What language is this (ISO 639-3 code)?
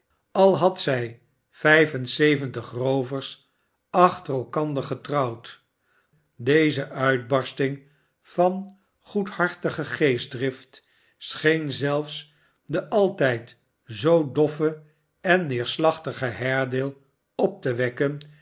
nld